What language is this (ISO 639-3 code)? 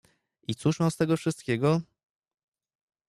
pol